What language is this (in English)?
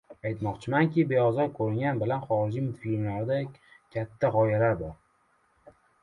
Uzbek